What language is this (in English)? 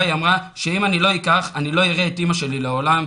Hebrew